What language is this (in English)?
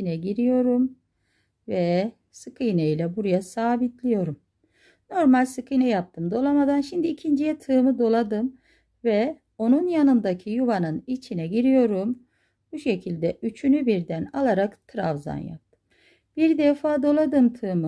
Turkish